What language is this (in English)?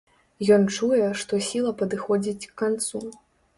Belarusian